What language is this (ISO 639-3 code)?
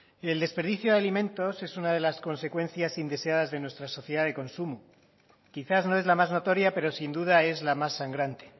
spa